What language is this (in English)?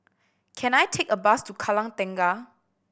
English